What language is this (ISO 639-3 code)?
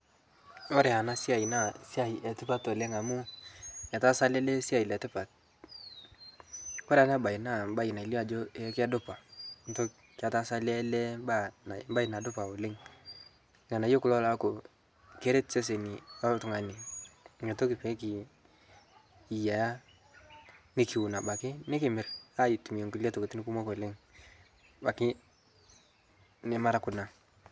mas